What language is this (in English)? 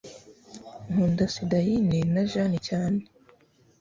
Kinyarwanda